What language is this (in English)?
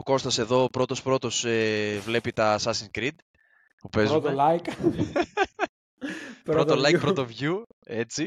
Greek